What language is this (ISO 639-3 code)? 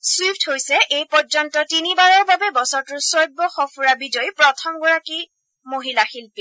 asm